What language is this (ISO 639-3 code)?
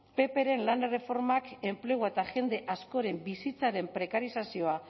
eus